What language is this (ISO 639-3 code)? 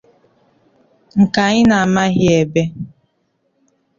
ibo